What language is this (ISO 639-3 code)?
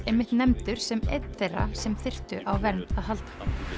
isl